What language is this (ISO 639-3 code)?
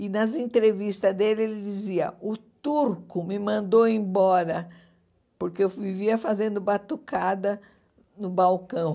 por